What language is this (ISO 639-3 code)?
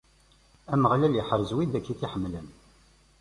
kab